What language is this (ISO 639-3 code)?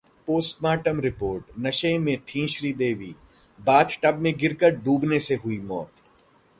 hin